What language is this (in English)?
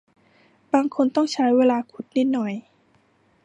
Thai